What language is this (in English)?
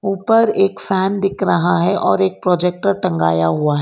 Hindi